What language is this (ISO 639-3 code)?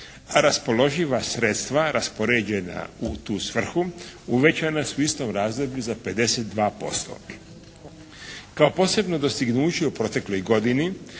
hrv